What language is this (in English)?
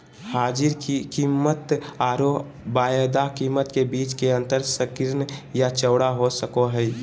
Magahi